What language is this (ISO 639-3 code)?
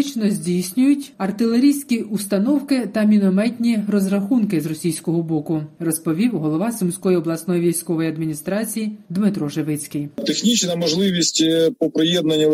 ukr